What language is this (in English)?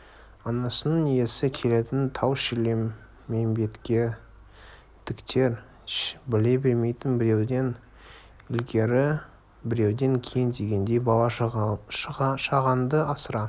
Kazakh